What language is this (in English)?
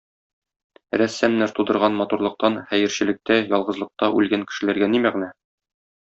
Tatar